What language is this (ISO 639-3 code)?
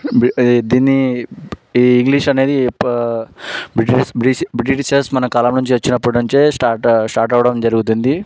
tel